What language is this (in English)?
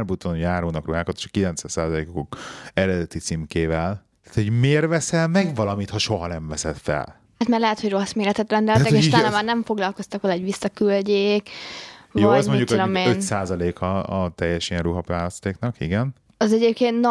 Hungarian